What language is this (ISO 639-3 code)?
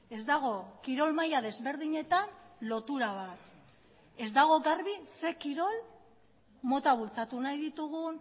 eus